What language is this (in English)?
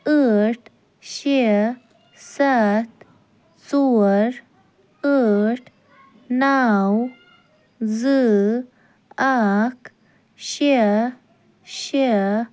Kashmiri